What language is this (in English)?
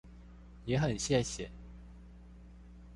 Chinese